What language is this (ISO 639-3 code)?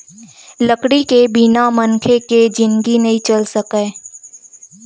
hne